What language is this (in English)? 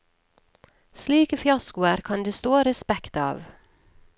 Norwegian